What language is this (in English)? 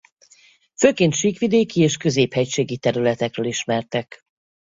Hungarian